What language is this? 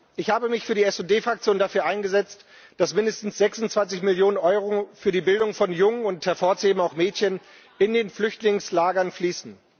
German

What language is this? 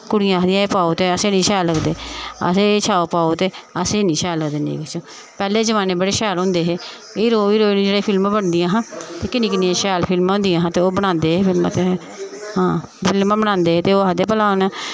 Dogri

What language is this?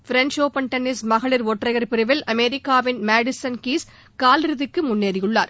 Tamil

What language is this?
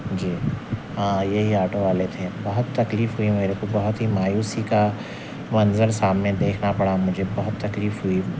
Urdu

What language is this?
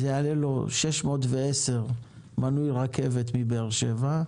Hebrew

